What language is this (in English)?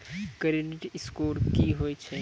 Maithili